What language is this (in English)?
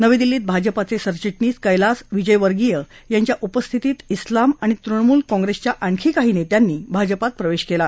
Marathi